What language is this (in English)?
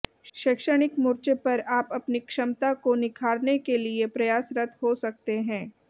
Hindi